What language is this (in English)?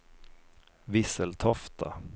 Swedish